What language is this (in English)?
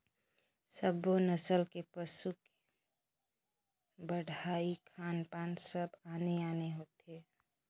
Chhattisgarhi